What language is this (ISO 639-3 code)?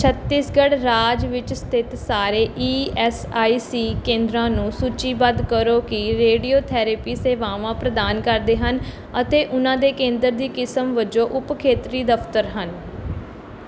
pan